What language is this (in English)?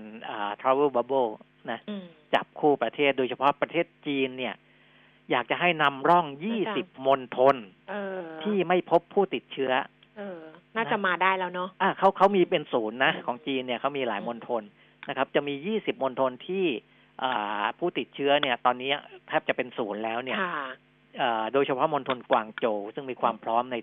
Thai